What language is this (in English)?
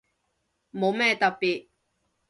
Cantonese